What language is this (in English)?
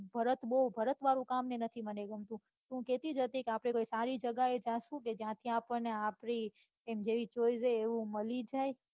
Gujarati